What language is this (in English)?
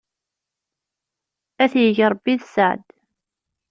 Kabyle